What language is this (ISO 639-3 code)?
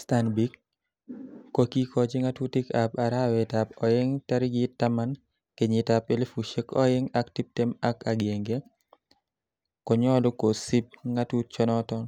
kln